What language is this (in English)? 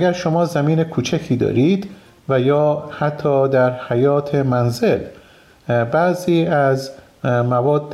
Persian